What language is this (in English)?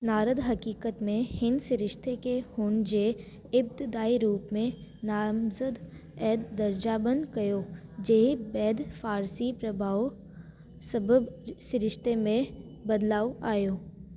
Sindhi